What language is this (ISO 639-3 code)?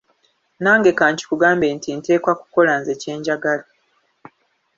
lug